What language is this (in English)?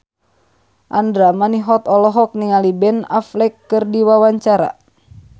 Sundanese